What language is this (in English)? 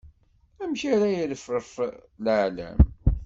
Kabyle